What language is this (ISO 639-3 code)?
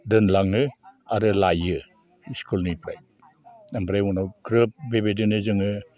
brx